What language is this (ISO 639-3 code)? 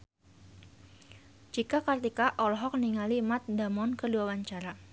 sun